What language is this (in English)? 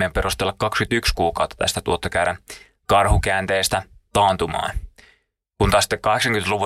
Finnish